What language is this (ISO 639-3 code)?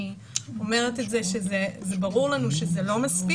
heb